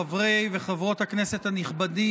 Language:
Hebrew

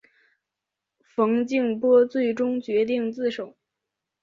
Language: Chinese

